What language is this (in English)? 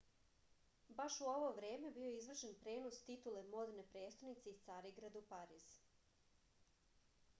Serbian